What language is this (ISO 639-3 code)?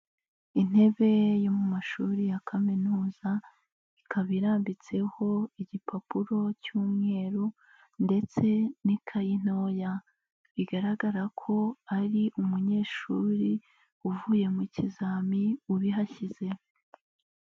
kin